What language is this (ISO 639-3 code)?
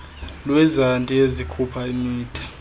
xho